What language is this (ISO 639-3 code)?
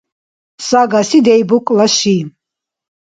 dar